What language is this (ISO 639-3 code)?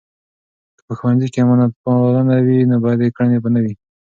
pus